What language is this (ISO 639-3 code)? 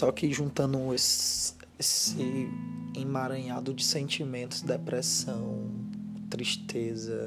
por